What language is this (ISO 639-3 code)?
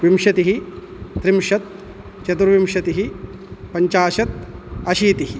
san